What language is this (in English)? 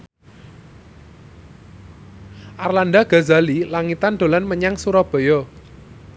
Javanese